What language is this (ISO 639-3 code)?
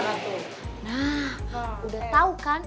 ind